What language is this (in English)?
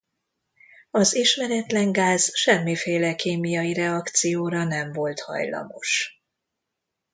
Hungarian